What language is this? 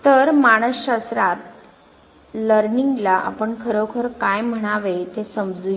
Marathi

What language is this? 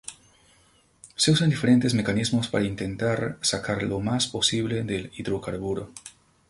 Spanish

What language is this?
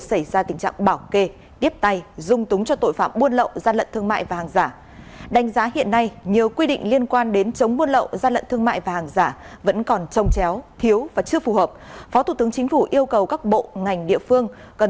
Vietnamese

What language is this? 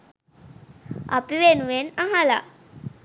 Sinhala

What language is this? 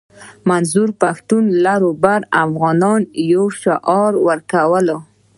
Pashto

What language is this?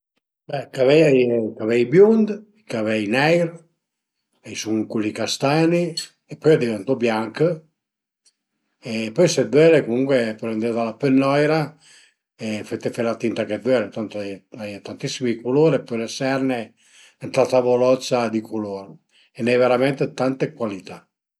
Piedmontese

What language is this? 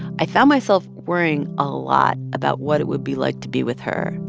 English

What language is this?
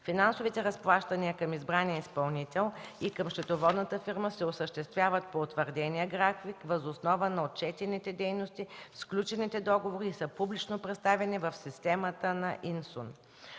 Bulgarian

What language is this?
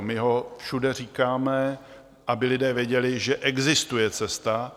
Czech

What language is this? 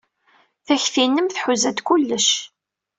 Kabyle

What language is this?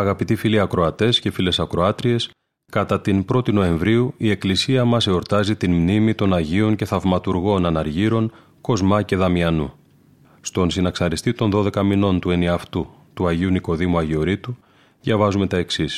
Greek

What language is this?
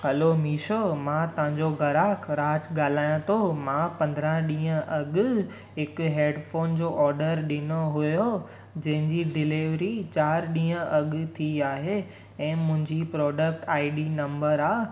Sindhi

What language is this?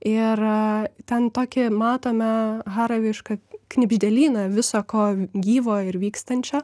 Lithuanian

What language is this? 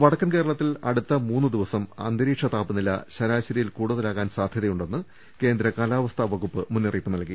Malayalam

